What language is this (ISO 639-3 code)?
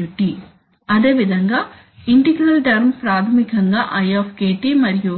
tel